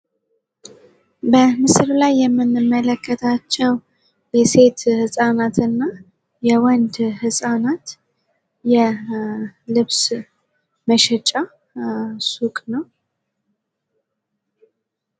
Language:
Amharic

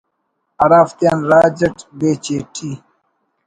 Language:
Brahui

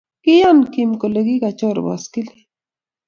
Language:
Kalenjin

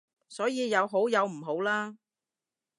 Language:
Cantonese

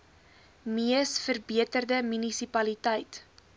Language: Afrikaans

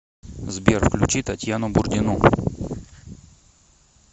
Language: Russian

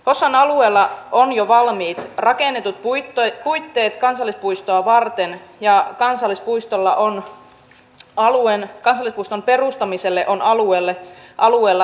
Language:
Finnish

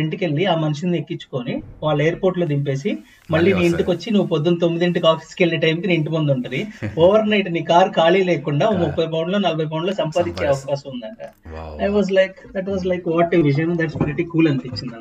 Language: Telugu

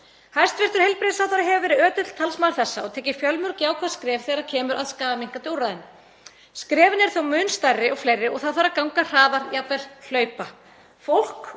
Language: Icelandic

